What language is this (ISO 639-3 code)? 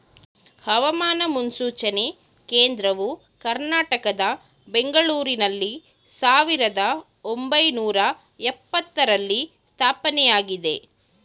kan